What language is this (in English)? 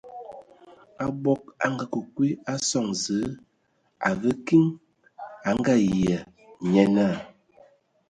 Ewondo